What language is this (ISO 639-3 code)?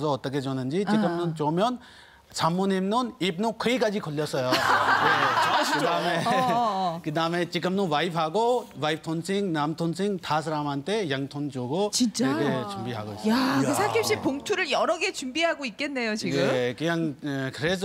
kor